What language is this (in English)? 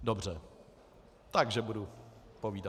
Czech